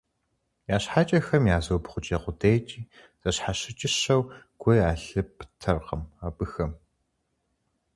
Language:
Kabardian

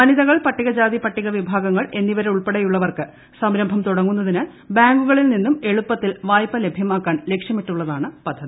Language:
Malayalam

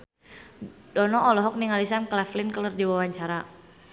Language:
Sundanese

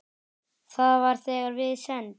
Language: Icelandic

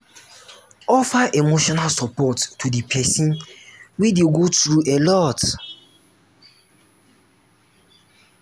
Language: Nigerian Pidgin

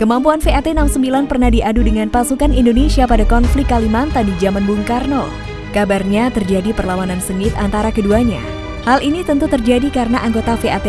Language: Indonesian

